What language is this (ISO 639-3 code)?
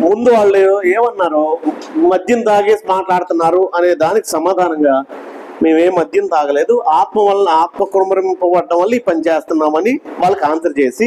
tel